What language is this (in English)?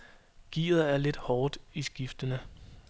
Danish